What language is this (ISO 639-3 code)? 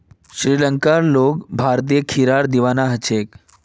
mag